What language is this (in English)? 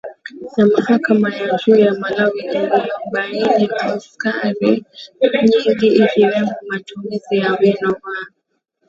Swahili